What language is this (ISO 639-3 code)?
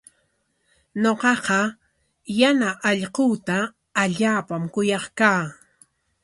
qwa